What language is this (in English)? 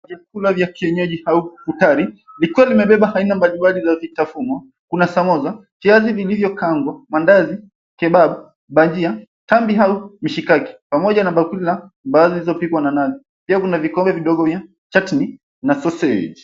Swahili